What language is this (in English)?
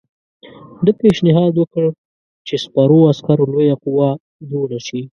Pashto